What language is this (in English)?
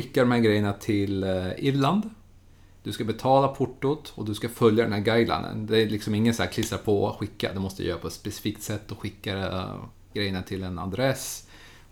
Swedish